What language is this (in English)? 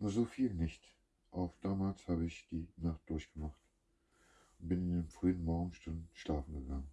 German